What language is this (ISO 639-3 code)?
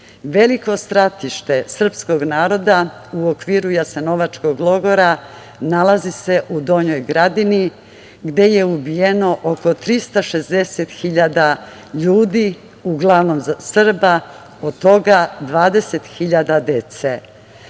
srp